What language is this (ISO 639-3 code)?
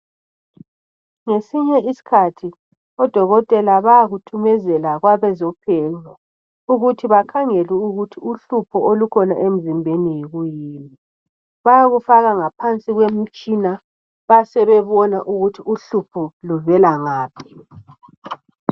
nde